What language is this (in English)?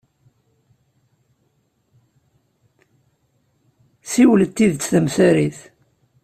Kabyle